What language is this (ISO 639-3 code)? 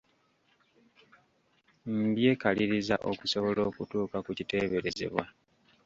lug